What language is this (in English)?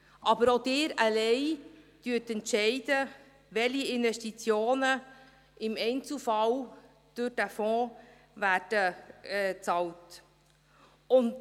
Swiss German